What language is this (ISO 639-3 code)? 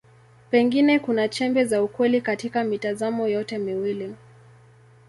swa